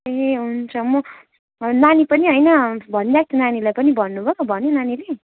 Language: Nepali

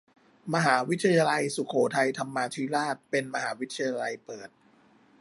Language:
Thai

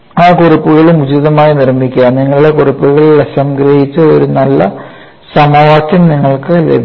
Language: Malayalam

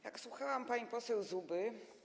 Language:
Polish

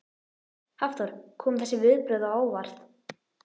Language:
Icelandic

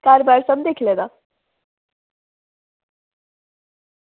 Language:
Dogri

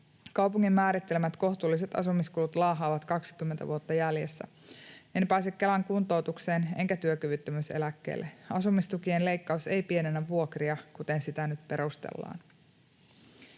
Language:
Finnish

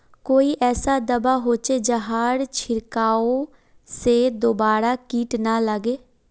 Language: Magahi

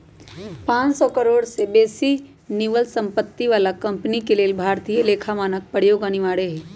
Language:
Magahi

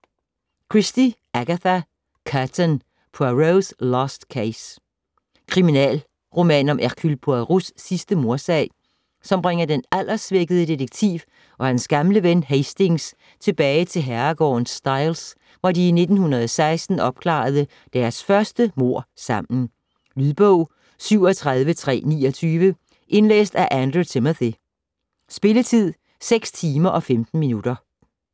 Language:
Danish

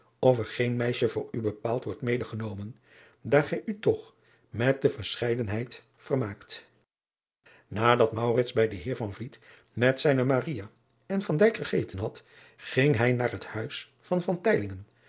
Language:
Dutch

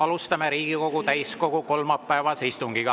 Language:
Estonian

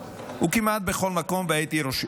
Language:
Hebrew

